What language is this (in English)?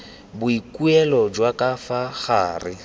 Tswana